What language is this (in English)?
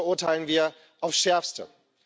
German